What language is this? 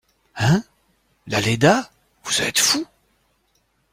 French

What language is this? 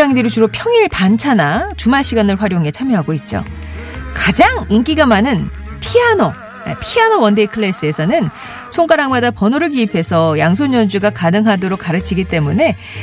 Korean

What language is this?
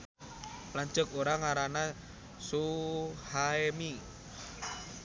Sundanese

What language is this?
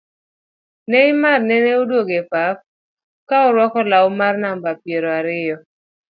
Luo (Kenya and Tanzania)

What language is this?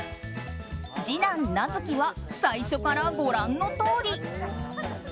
Japanese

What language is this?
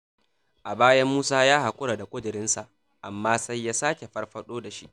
Hausa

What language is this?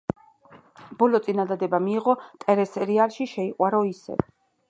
Georgian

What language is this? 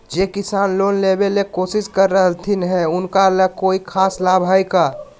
Magahi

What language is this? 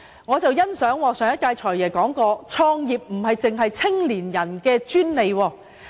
Cantonese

